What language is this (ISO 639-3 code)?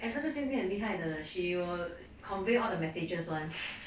eng